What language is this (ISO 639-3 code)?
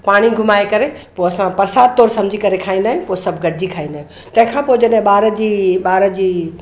snd